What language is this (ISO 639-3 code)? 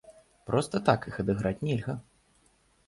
bel